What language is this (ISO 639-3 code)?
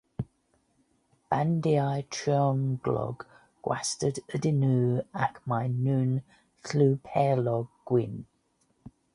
cym